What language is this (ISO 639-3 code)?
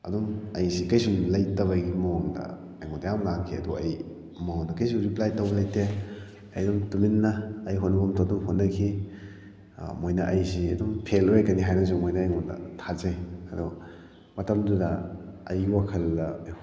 mni